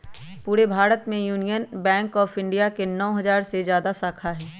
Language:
Magahi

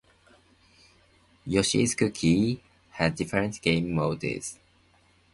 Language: English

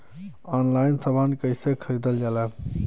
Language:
Bhojpuri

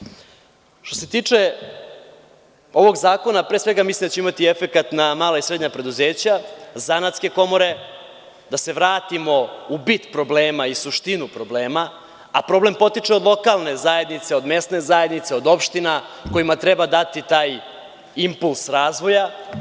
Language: Serbian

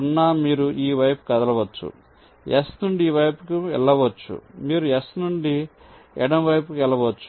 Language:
Telugu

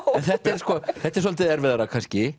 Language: Icelandic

